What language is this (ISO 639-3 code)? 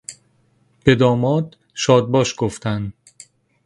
fas